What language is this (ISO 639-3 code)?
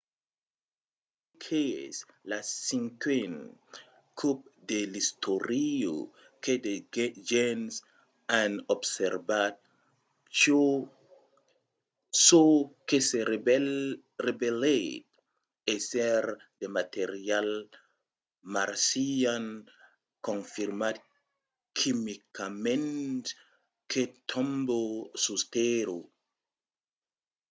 oci